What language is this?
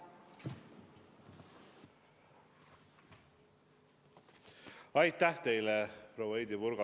Estonian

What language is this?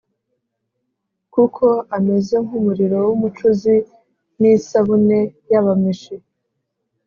Kinyarwanda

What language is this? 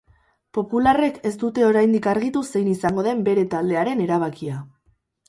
Basque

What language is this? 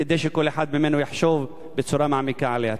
Hebrew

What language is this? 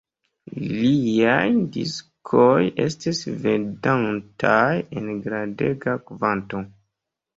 Esperanto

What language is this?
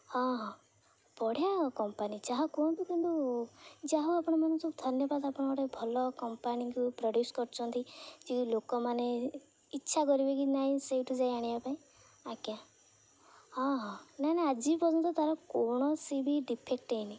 Odia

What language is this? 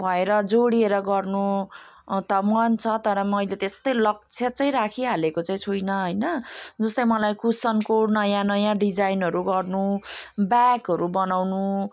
Nepali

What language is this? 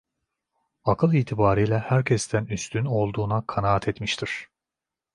Turkish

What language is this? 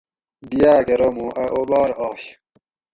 Gawri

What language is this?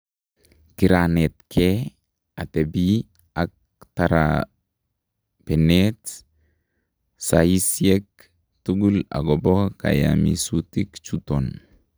Kalenjin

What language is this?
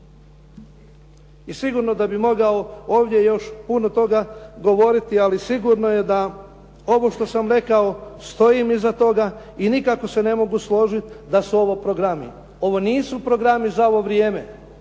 Croatian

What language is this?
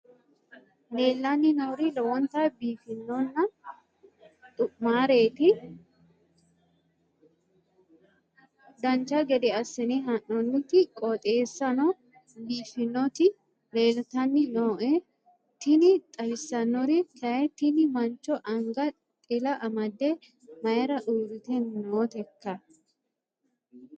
Sidamo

